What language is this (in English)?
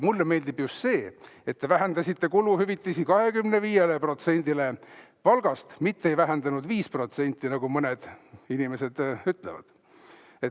Estonian